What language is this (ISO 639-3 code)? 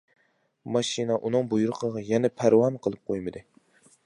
uig